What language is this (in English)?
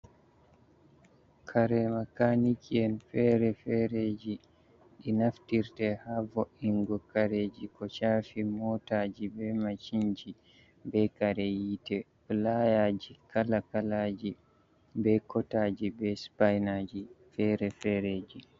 Fula